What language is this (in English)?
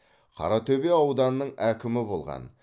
Kazakh